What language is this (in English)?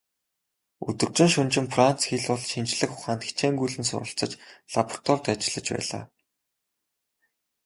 Mongolian